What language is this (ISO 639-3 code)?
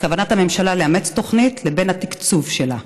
heb